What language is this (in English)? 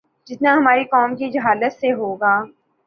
Urdu